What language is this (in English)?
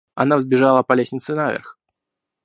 Russian